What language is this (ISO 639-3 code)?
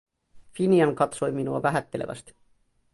fin